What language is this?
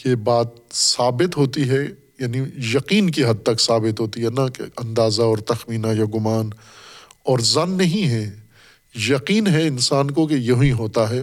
Urdu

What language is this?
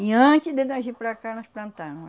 Portuguese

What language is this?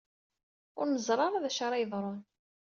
Kabyle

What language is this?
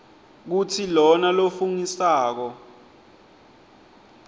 Swati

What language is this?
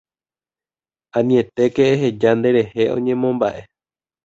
Guarani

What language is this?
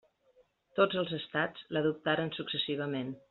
Catalan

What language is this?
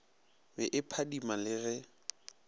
Northern Sotho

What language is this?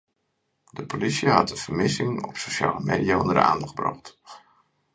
Western Frisian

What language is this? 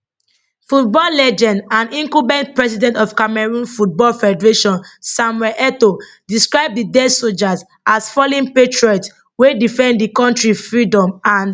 Nigerian Pidgin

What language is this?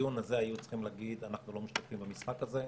Hebrew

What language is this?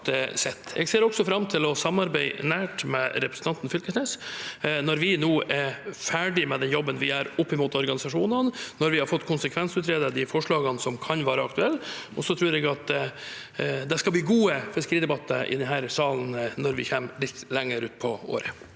Norwegian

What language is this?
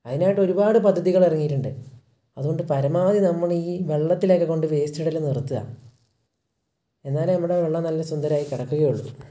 Malayalam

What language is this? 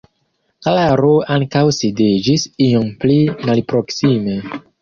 Esperanto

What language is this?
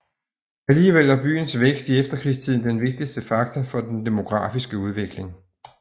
Danish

